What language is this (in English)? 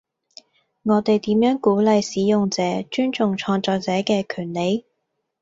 Cantonese